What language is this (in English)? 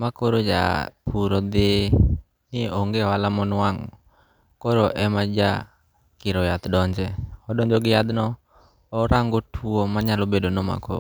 Luo (Kenya and Tanzania)